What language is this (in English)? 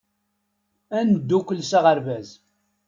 Kabyle